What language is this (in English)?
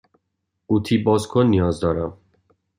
Persian